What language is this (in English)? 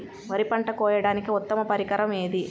Telugu